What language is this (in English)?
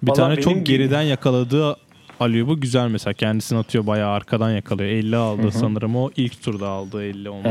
Turkish